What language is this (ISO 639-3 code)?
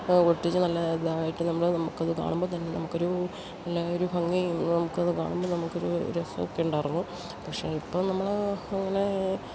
mal